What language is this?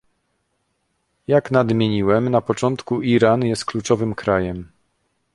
Polish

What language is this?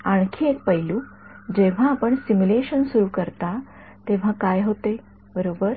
Marathi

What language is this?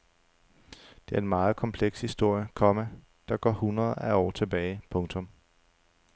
Danish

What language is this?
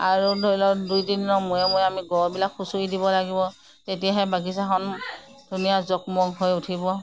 Assamese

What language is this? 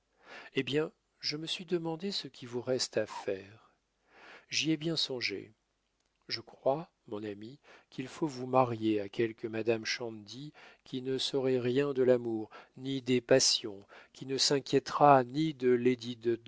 French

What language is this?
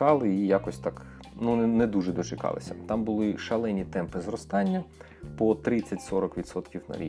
Ukrainian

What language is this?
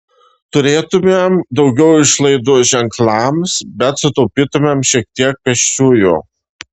Lithuanian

